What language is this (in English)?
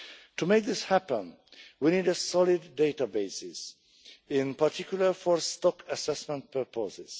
English